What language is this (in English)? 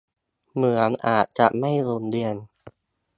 Thai